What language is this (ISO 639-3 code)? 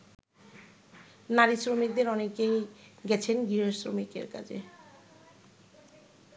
ben